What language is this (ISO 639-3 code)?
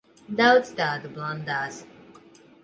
lav